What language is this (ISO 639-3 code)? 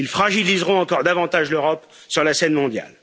fra